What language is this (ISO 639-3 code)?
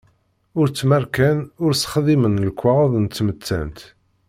kab